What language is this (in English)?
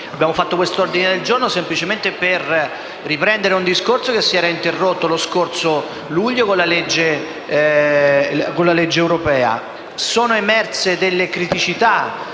Italian